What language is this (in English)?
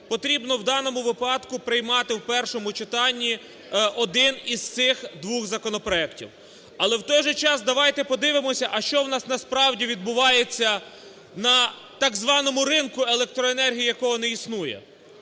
Ukrainian